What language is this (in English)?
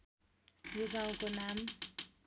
Nepali